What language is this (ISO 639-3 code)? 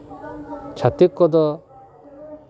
sat